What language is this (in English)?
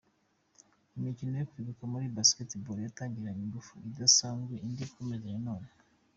Kinyarwanda